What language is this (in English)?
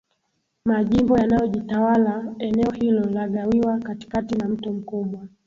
Swahili